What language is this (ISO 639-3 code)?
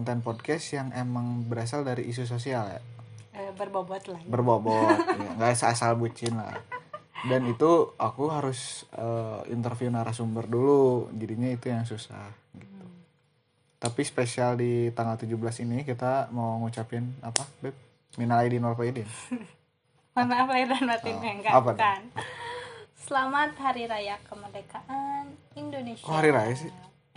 ind